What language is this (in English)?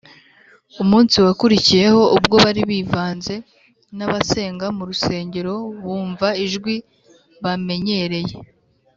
Kinyarwanda